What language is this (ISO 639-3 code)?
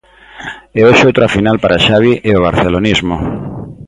glg